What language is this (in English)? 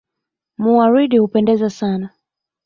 Swahili